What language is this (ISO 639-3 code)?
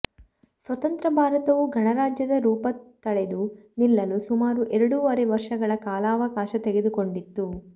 kan